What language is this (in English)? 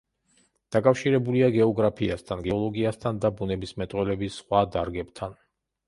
Georgian